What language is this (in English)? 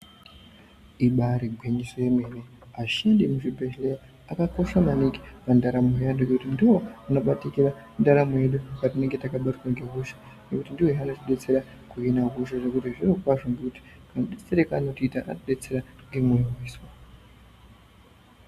Ndau